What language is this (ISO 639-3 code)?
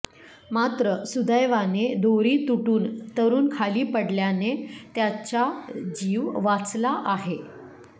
mar